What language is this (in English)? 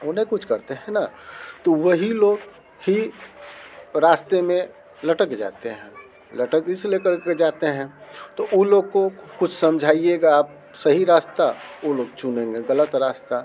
Hindi